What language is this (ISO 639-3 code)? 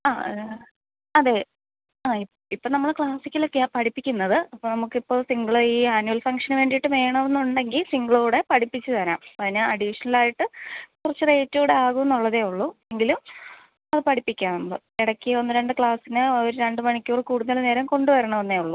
mal